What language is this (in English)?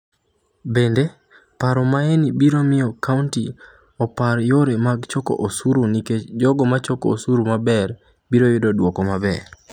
Luo (Kenya and Tanzania)